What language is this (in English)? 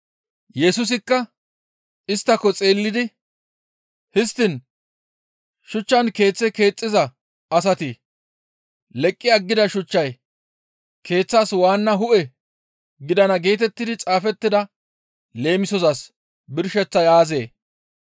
Gamo